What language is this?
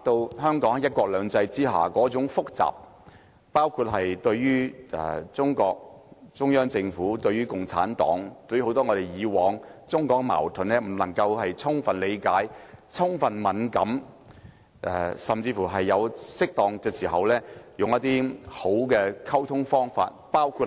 Cantonese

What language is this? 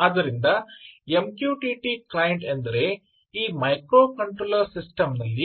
Kannada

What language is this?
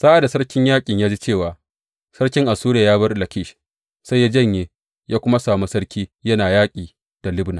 Hausa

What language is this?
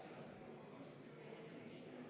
Estonian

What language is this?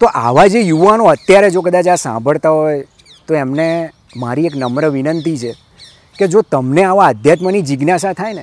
Gujarati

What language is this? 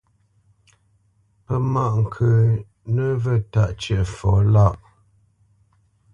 Bamenyam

